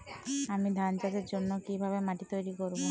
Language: Bangla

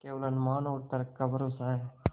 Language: Hindi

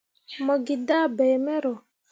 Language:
Mundang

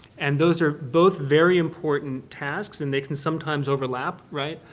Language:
English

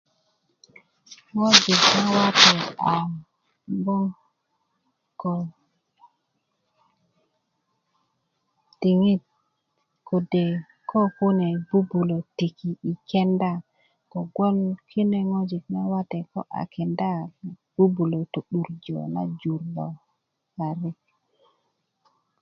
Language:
Kuku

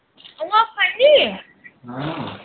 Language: Dogri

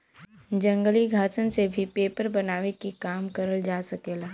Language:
Bhojpuri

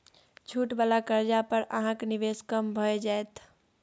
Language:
Maithili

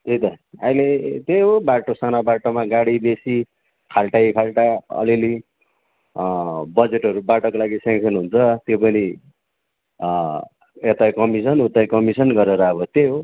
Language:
Nepali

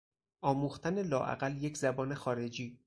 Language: Persian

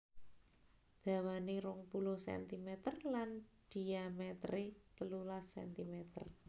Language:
Javanese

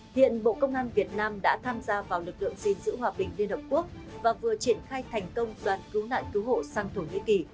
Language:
Vietnamese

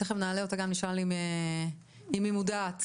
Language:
Hebrew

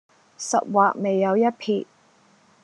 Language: Cantonese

